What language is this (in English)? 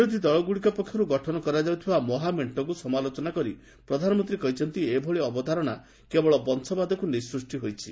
Odia